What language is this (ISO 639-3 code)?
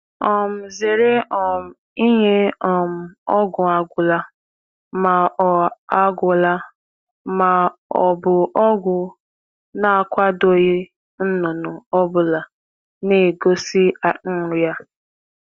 ibo